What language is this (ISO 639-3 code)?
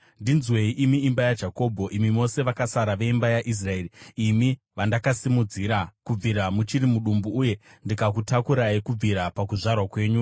sna